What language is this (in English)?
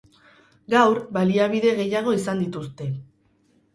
Basque